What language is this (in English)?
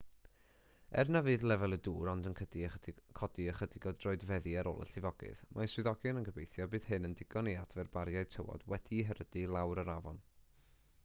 Welsh